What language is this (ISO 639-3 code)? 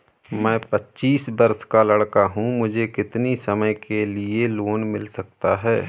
hin